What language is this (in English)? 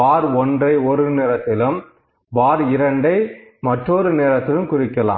Tamil